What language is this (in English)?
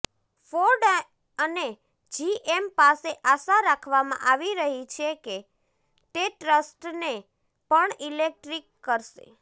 Gujarati